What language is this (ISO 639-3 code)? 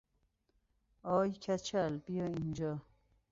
fas